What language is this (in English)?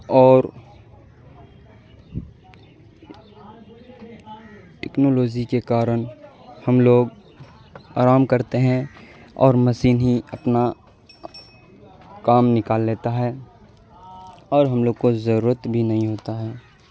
Urdu